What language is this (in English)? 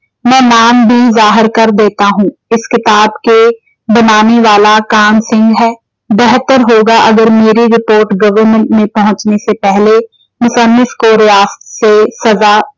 Punjabi